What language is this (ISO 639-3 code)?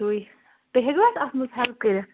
kas